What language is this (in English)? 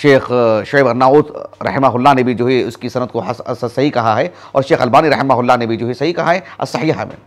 Hindi